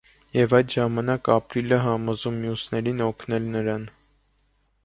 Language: Armenian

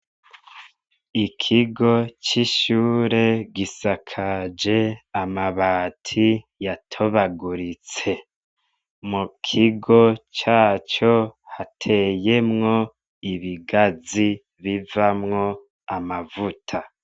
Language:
Rundi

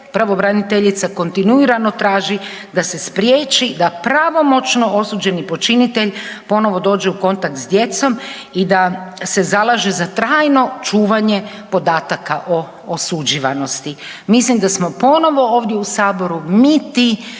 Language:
Croatian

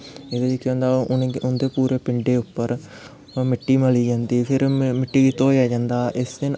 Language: Dogri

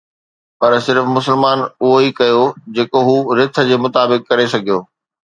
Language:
Sindhi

